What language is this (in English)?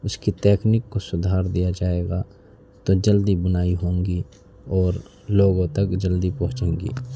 Urdu